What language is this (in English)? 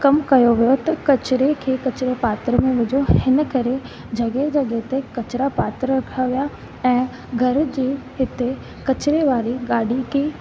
Sindhi